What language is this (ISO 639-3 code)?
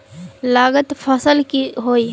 mag